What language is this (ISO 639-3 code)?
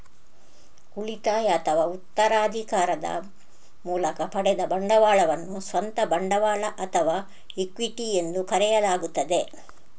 kan